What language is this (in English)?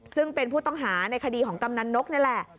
Thai